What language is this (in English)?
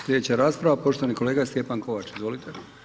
Croatian